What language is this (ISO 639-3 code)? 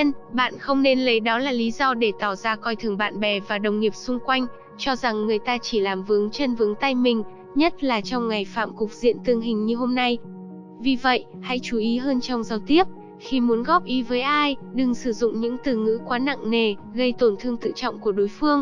vie